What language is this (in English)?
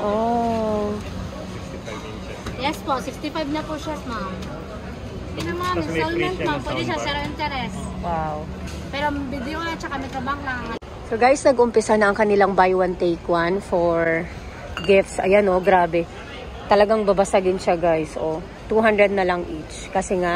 Filipino